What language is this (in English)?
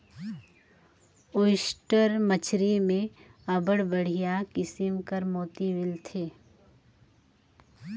Chhattisgarhi